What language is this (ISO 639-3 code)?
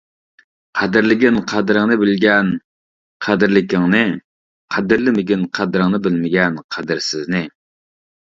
uig